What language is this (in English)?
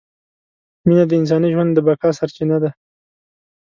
Pashto